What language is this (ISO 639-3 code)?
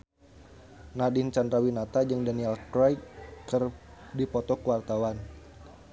sun